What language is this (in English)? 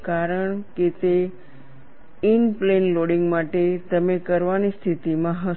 Gujarati